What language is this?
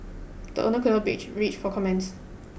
English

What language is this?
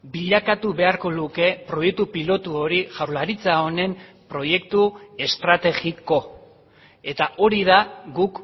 Basque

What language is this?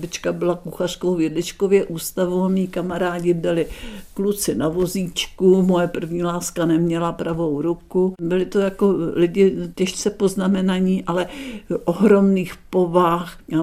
Czech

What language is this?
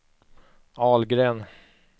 Swedish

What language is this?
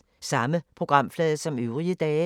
Danish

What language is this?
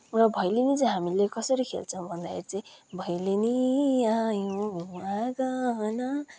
Nepali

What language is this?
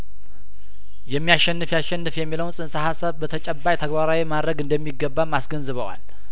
Amharic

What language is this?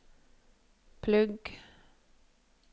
Norwegian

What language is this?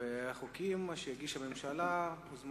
Hebrew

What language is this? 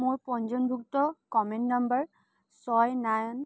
Assamese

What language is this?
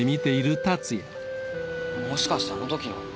Japanese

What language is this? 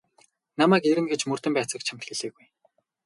Mongolian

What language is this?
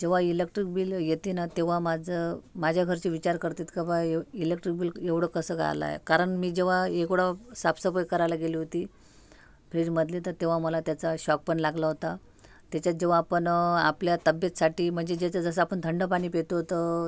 Marathi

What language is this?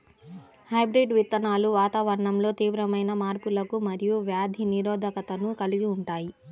Telugu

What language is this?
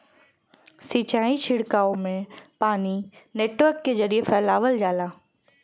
Bhojpuri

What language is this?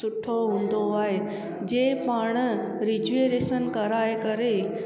Sindhi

